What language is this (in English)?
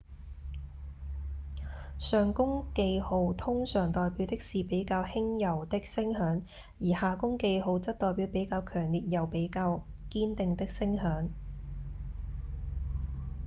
Cantonese